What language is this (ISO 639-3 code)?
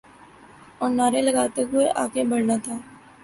urd